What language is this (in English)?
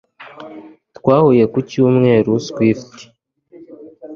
Kinyarwanda